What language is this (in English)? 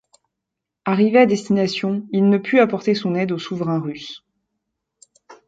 French